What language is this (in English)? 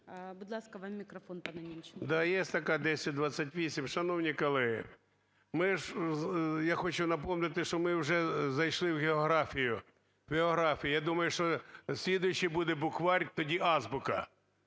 Ukrainian